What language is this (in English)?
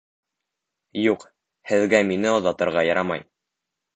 Bashkir